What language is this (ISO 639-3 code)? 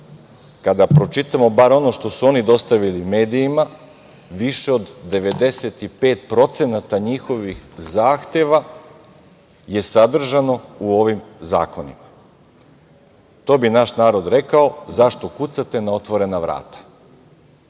srp